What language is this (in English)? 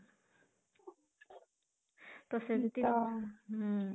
Odia